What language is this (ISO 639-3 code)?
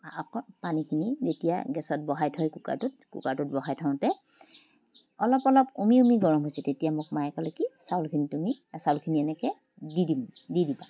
asm